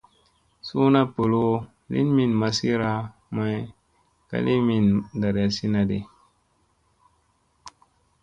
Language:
Musey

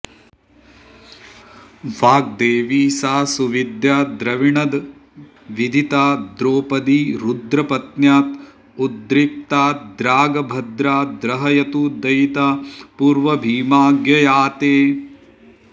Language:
Sanskrit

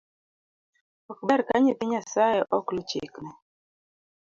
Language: Luo (Kenya and Tanzania)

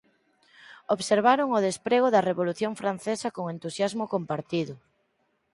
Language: Galician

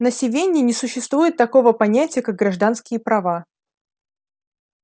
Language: Russian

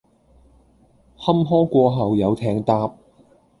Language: Cantonese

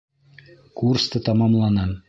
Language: Bashkir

